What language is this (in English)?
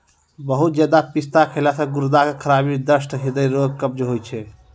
Maithili